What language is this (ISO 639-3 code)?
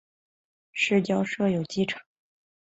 zho